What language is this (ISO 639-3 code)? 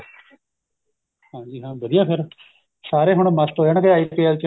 pan